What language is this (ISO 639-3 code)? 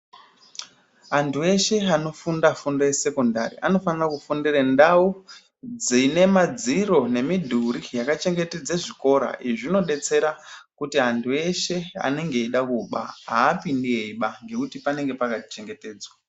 ndc